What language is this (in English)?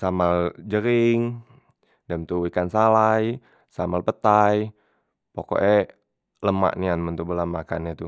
Musi